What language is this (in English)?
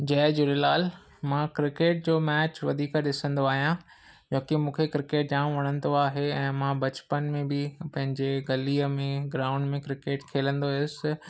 Sindhi